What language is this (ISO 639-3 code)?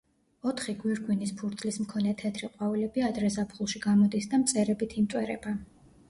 kat